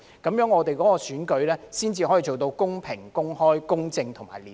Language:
Cantonese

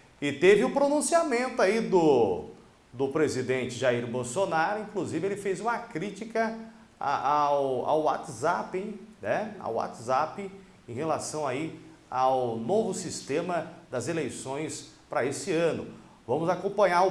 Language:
Portuguese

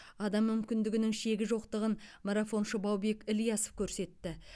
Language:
Kazakh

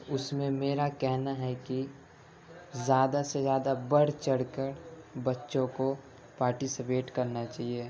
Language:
Urdu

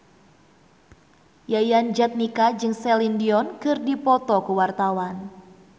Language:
Sundanese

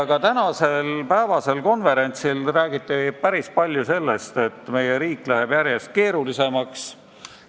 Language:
Estonian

